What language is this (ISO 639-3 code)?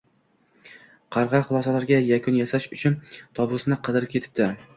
uzb